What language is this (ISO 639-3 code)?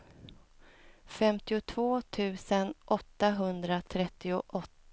swe